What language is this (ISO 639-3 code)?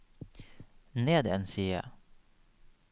nor